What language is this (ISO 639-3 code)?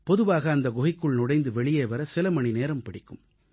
tam